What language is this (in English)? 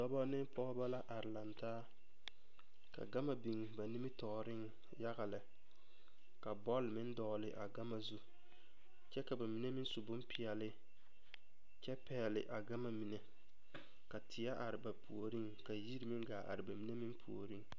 Southern Dagaare